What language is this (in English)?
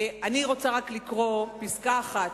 Hebrew